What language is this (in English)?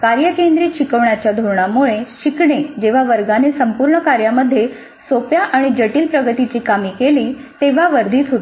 Marathi